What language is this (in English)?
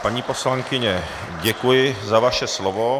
Czech